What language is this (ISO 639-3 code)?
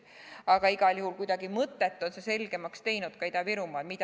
est